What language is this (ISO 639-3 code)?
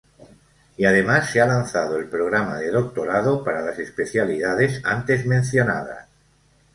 spa